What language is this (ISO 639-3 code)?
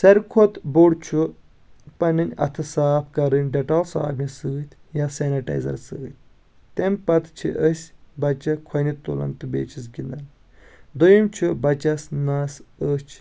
kas